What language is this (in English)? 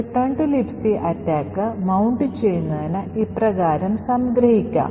Malayalam